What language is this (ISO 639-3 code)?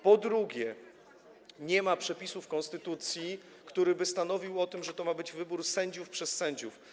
pol